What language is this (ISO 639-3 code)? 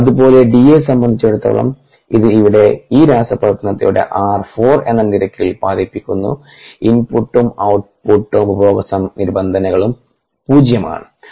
mal